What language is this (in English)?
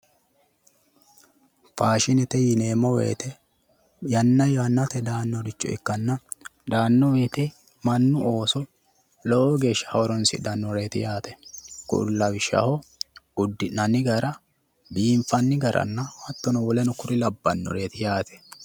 Sidamo